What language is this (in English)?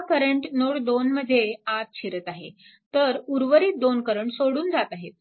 Marathi